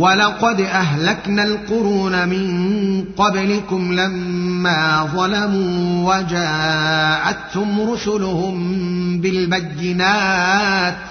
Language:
Arabic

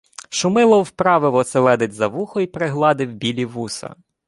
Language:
Ukrainian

